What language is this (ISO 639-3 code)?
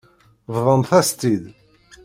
kab